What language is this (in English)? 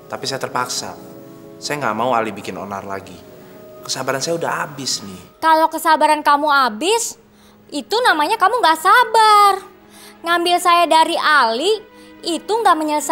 Indonesian